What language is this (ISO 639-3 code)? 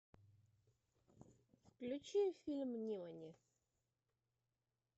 rus